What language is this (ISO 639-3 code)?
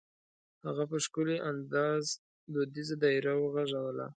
pus